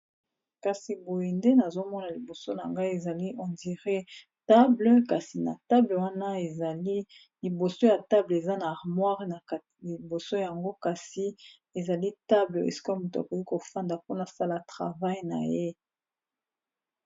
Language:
Lingala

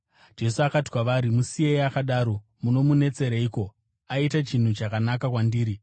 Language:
Shona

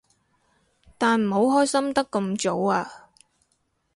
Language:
Cantonese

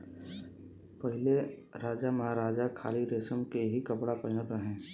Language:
Bhojpuri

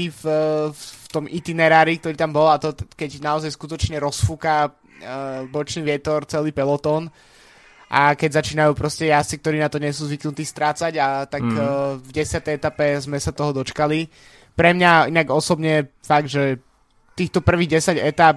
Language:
Slovak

